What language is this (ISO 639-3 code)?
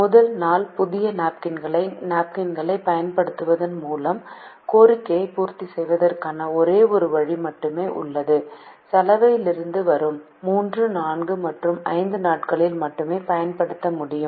tam